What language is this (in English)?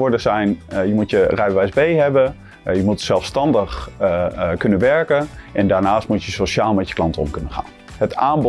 Dutch